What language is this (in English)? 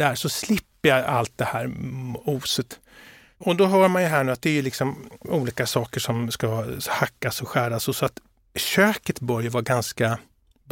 Swedish